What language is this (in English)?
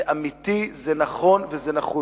Hebrew